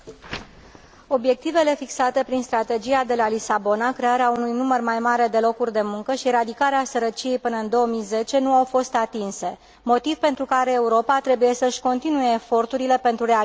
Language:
Romanian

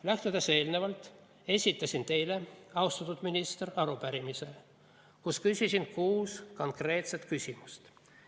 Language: Estonian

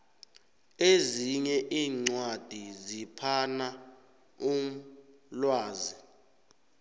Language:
South Ndebele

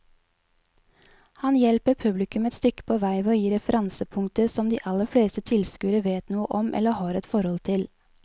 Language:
Norwegian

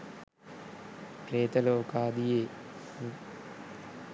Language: Sinhala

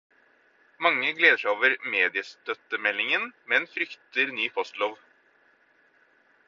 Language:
Norwegian Bokmål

